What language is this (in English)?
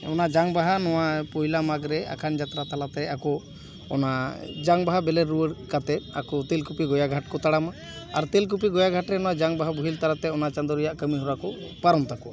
Santali